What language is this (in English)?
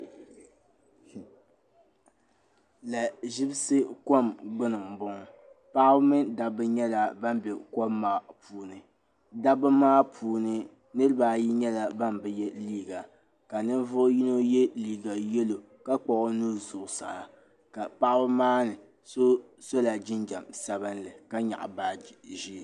Dagbani